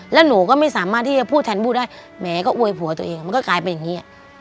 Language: Thai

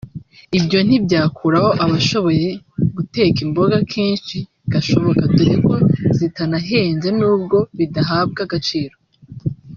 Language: Kinyarwanda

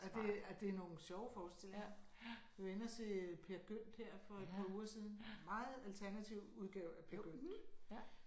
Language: Danish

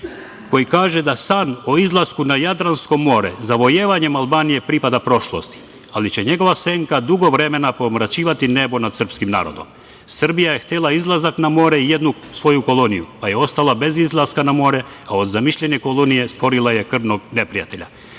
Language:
Serbian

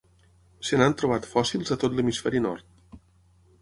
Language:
Catalan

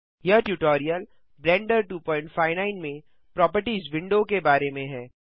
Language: Hindi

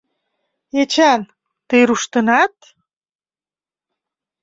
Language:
Mari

